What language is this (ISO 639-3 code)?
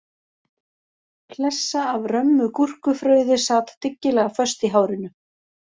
isl